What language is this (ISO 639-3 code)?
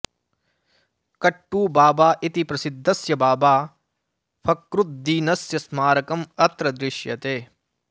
san